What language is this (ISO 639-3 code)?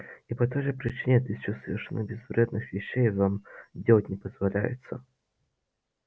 rus